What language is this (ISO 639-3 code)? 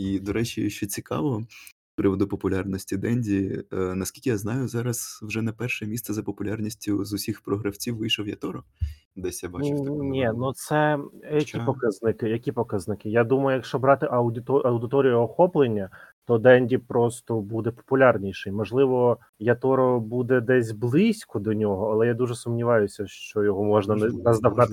ukr